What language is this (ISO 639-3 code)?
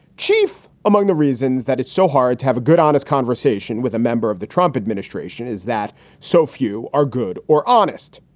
eng